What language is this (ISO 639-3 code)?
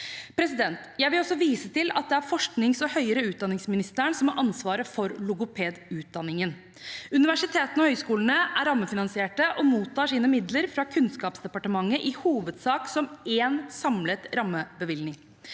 nor